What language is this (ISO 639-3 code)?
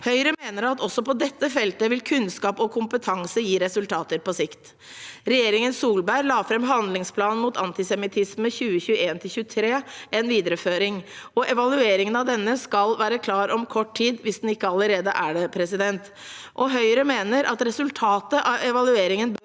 nor